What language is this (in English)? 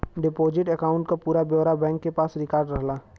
Bhojpuri